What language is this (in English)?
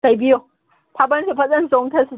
Manipuri